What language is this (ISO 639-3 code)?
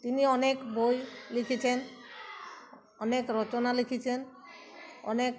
ben